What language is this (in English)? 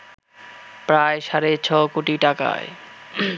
Bangla